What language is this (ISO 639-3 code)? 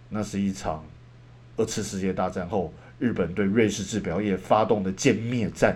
zho